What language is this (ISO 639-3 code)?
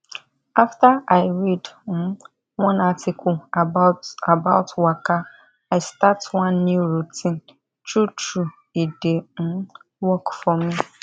pcm